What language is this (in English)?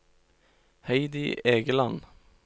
Norwegian